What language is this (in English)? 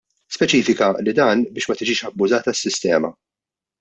Maltese